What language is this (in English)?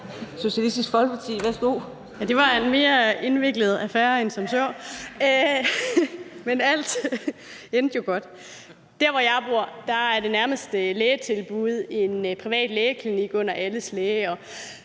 Danish